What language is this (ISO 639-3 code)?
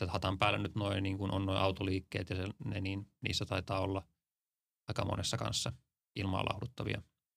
fin